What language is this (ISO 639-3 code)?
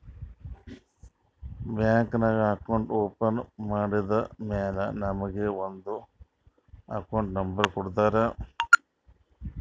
kan